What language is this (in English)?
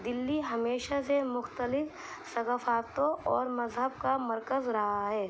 Urdu